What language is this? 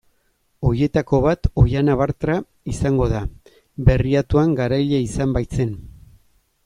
Basque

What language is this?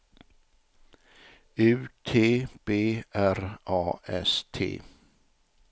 Swedish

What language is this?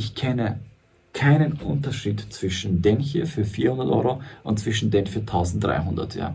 German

